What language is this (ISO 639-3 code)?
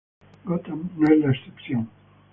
spa